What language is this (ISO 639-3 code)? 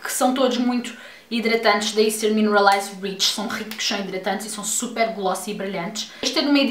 por